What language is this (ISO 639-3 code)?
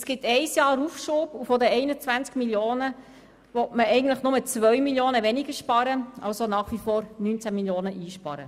gsw